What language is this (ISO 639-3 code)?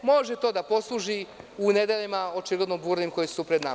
srp